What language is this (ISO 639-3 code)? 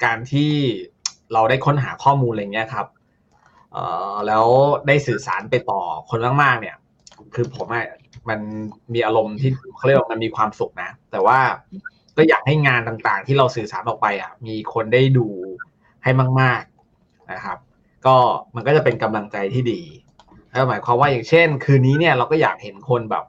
tha